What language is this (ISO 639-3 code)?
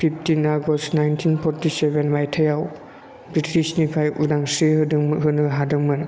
brx